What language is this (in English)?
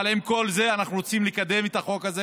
Hebrew